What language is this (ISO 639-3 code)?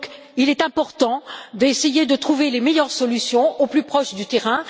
fra